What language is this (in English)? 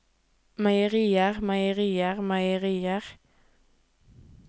Norwegian